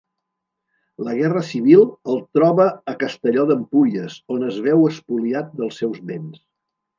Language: Catalan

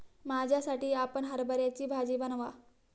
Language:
Marathi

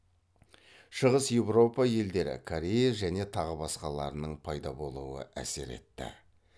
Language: Kazakh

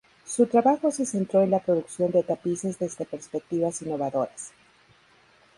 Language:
Spanish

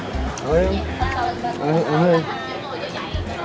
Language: Vietnamese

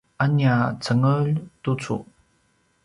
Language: Paiwan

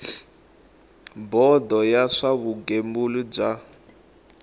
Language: Tsonga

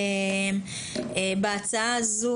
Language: Hebrew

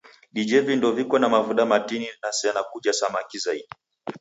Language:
Taita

